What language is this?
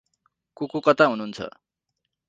Nepali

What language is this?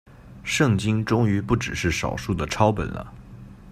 Chinese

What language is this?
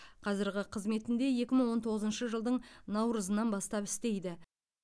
Kazakh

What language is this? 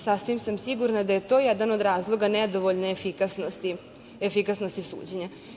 Serbian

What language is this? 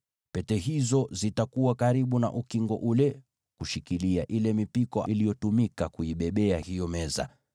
Swahili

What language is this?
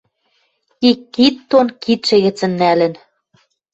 Western Mari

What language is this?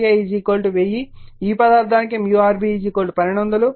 Telugu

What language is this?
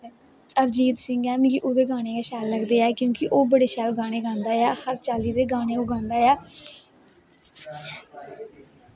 Dogri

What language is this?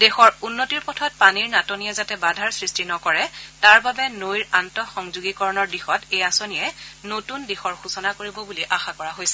Assamese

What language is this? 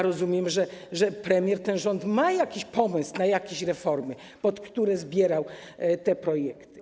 Polish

